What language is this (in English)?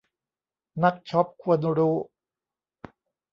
Thai